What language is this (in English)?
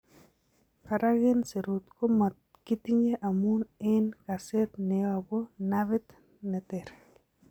Kalenjin